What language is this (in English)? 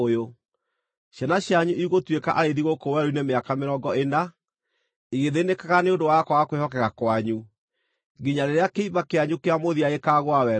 Kikuyu